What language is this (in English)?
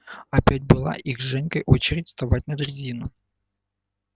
Russian